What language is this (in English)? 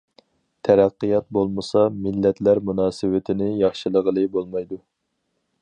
Uyghur